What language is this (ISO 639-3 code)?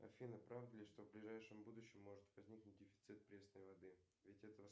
rus